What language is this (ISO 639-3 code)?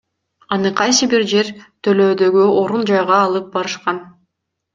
kir